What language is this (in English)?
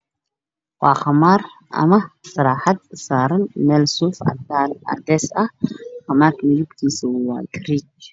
Somali